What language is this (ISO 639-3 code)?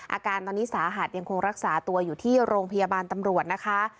tha